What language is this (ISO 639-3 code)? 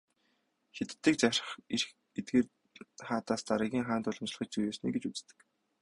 mon